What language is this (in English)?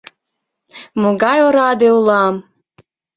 Mari